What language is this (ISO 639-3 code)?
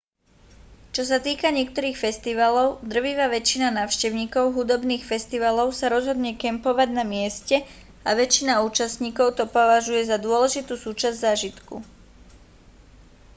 slk